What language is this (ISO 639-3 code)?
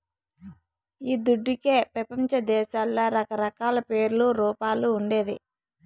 tel